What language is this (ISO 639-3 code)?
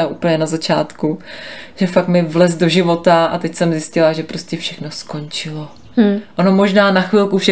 ces